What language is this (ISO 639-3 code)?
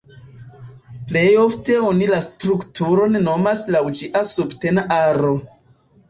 epo